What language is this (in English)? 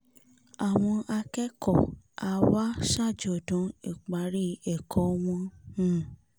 Yoruba